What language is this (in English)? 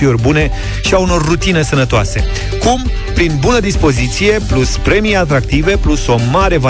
Romanian